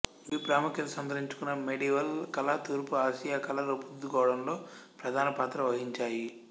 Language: Telugu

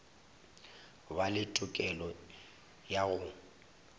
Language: Northern Sotho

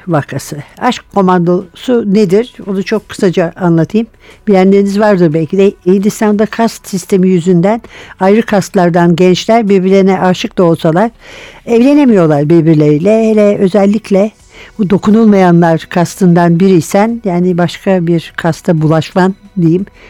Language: Turkish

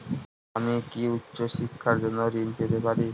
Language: Bangla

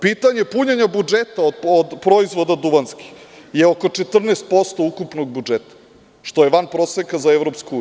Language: Serbian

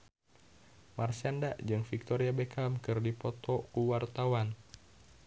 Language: Sundanese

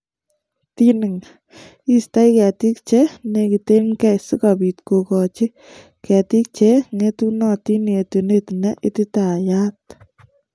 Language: Kalenjin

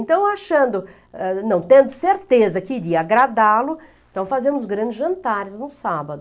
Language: Portuguese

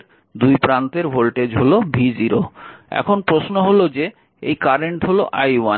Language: Bangla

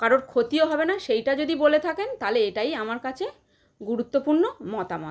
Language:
Bangla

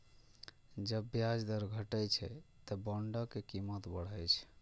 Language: Maithili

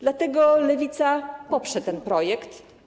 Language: Polish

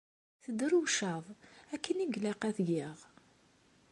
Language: Kabyle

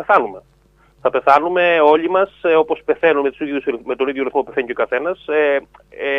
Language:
Greek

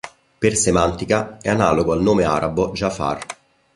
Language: Italian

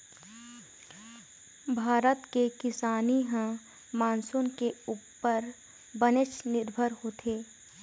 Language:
Chhattisgarhi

